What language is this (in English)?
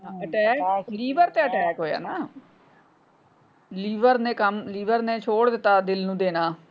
Punjabi